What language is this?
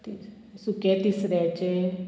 Konkani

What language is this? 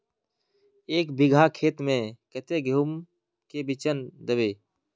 Magahi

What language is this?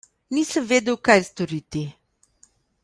Slovenian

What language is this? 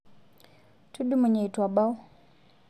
Masai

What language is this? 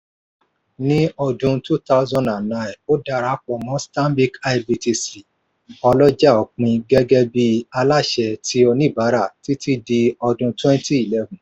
Yoruba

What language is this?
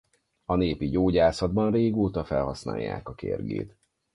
Hungarian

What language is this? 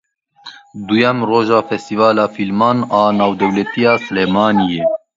Kurdish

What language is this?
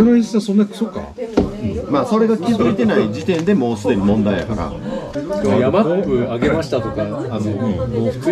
Japanese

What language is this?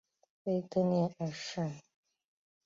Chinese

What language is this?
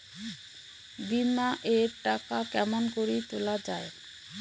Bangla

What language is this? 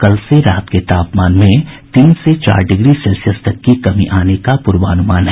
Hindi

